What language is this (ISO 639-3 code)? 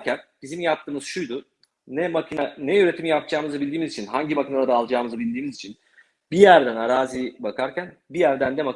tur